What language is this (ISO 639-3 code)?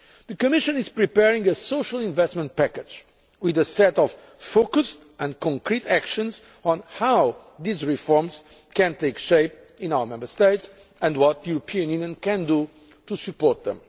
eng